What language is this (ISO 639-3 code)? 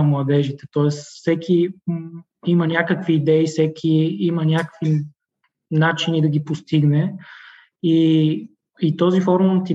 bul